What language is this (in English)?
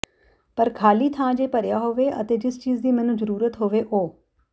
Punjabi